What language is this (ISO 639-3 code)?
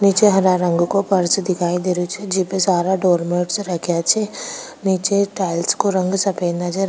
raj